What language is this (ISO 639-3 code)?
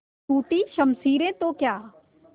hin